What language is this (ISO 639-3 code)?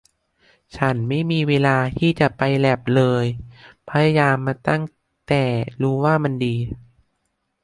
tha